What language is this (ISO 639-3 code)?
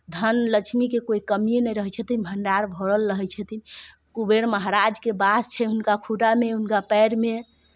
mai